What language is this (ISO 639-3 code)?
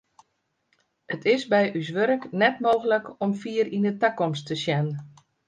fry